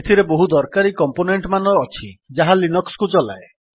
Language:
Odia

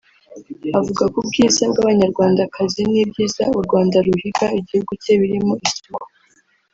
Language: Kinyarwanda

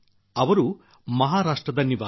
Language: Kannada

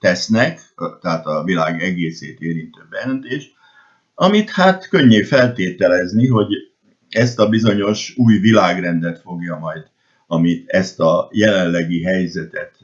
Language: Hungarian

